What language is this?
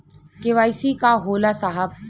Bhojpuri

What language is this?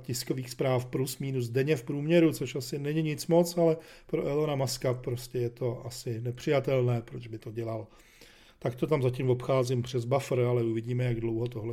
Czech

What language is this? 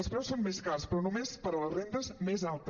Catalan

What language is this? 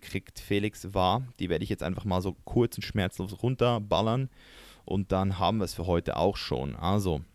German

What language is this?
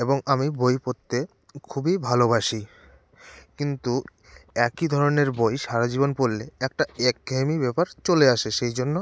Bangla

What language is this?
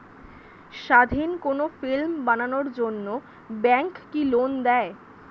Bangla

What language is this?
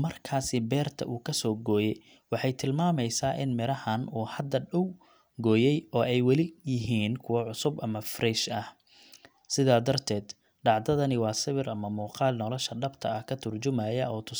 Somali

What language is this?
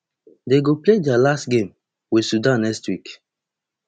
Nigerian Pidgin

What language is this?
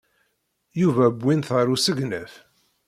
Kabyle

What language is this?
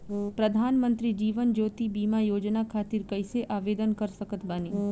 Bhojpuri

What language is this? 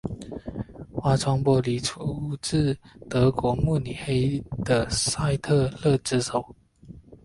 Chinese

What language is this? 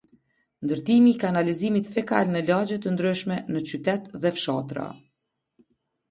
Albanian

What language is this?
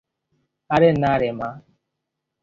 Bangla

